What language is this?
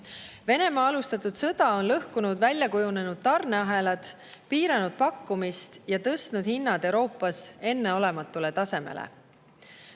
Estonian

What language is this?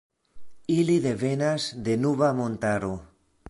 Esperanto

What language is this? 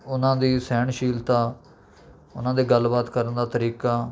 Punjabi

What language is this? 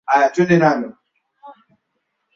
Swahili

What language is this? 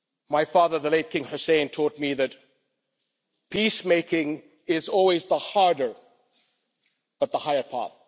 English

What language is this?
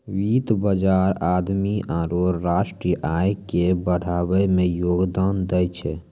Maithili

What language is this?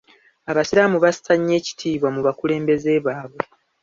Ganda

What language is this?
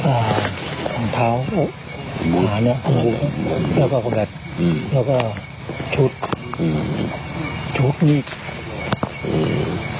Thai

